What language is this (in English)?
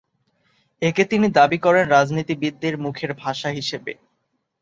Bangla